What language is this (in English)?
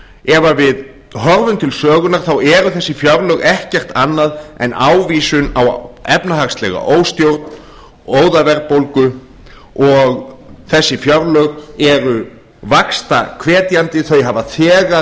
Icelandic